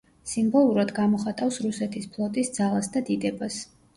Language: Georgian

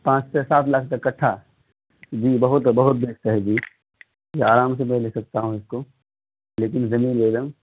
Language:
Urdu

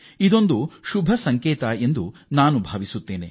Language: Kannada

